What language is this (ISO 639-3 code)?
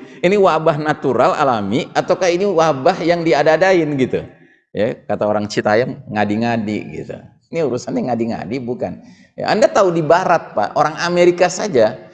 ind